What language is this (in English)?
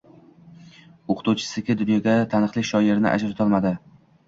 Uzbek